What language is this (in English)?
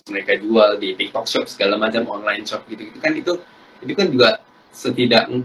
Indonesian